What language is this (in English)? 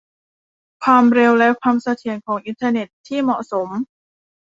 Thai